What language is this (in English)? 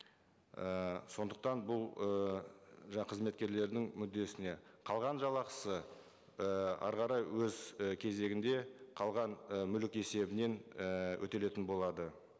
Kazakh